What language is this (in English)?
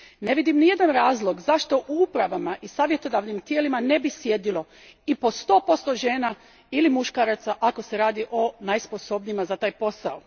Croatian